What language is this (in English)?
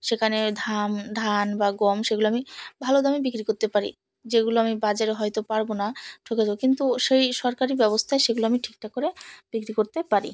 Bangla